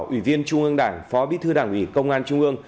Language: Vietnamese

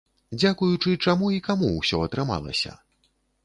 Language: Belarusian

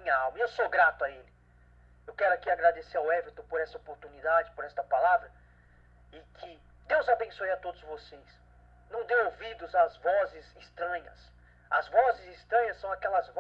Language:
Portuguese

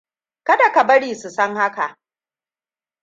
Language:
Hausa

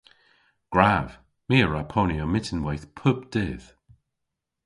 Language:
Cornish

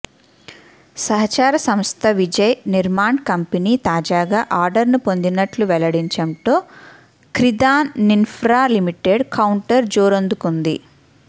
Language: Telugu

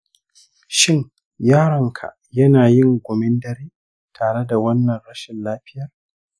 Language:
Hausa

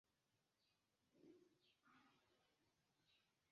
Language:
Esperanto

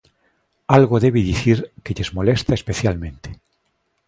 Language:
Galician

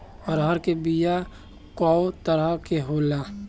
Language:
Bhojpuri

